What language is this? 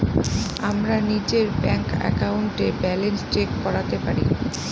Bangla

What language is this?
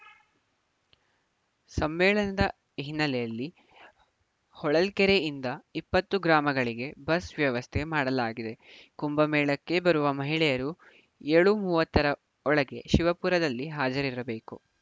Kannada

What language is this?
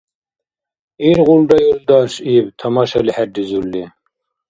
Dargwa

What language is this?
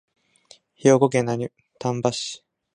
Japanese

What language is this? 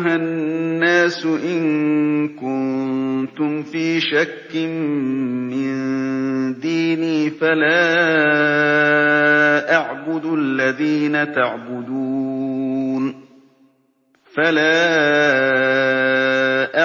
Arabic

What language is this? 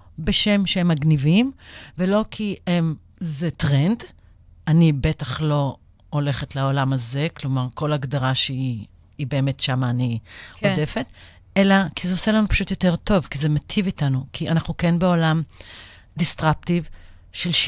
Hebrew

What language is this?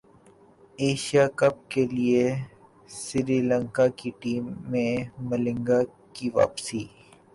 Urdu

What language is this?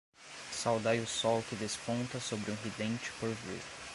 Portuguese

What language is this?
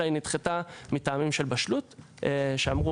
Hebrew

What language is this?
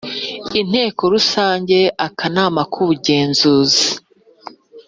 Kinyarwanda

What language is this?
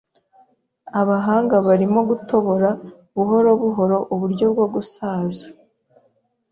Kinyarwanda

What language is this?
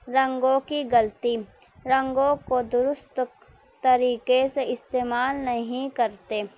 Urdu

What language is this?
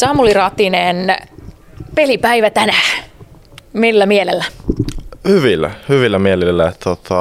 Finnish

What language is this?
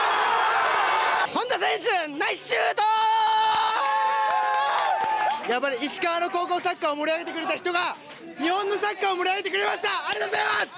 Japanese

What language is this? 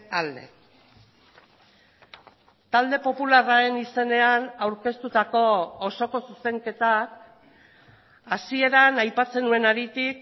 Basque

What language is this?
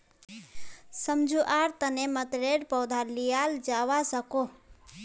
Magahi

